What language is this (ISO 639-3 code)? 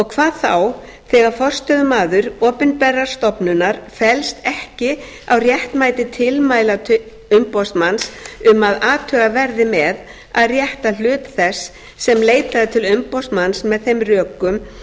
isl